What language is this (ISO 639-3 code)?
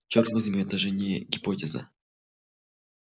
rus